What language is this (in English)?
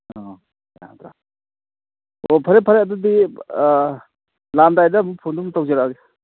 Manipuri